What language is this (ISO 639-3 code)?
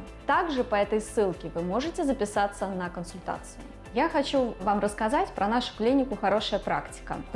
rus